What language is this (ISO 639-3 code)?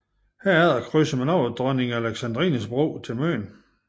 dan